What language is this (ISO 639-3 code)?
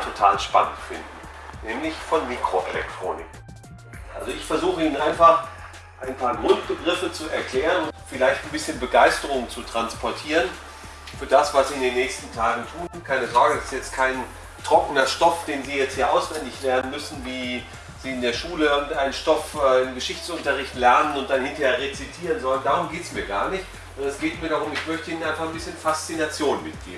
deu